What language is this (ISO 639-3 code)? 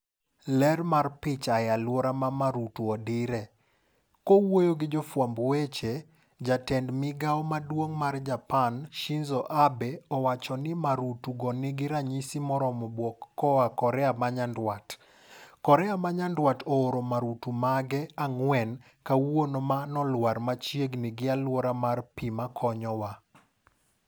luo